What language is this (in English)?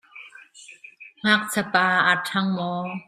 Hakha Chin